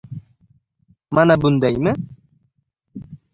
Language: Uzbek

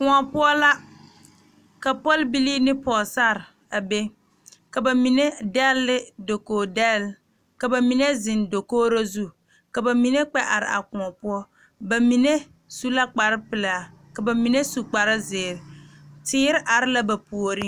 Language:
Southern Dagaare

